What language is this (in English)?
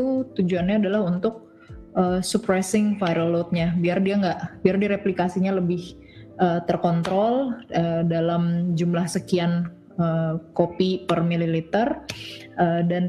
Indonesian